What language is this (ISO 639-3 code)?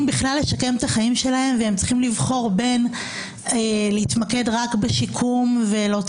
heb